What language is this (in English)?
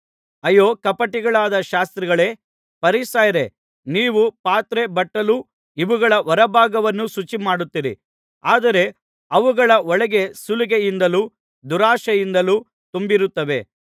Kannada